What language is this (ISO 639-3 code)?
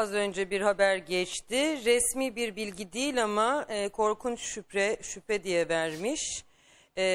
tur